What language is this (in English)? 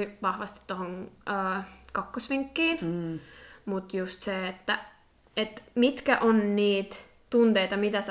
Finnish